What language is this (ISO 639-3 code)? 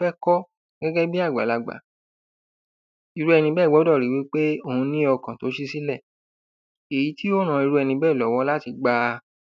yor